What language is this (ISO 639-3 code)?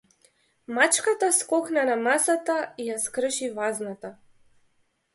mkd